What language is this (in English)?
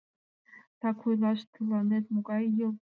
Mari